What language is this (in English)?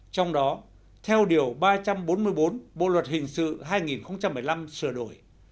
Vietnamese